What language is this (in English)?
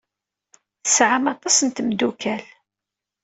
Kabyle